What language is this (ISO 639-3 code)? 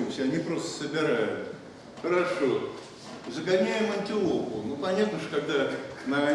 rus